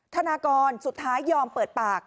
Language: Thai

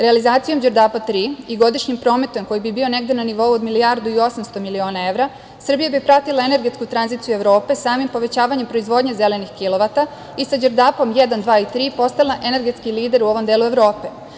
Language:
Serbian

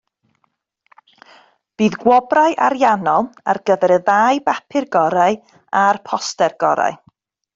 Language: Welsh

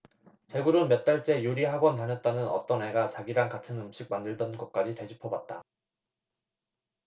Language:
Korean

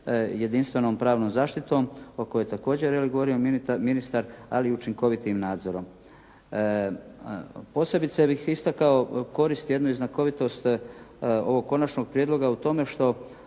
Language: Croatian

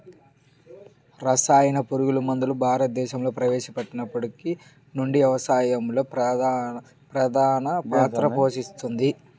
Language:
Telugu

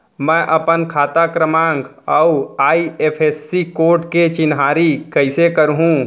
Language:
Chhattisgarhi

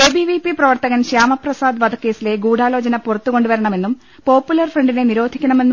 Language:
Malayalam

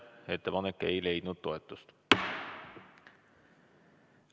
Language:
Estonian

